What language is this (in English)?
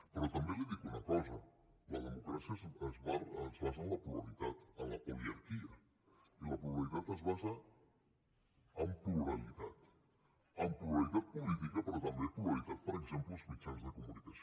Catalan